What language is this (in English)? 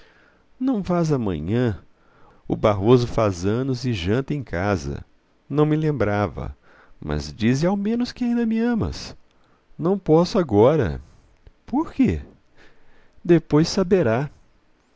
Portuguese